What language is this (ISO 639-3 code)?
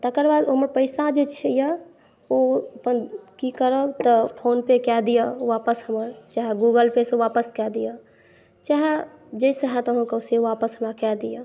mai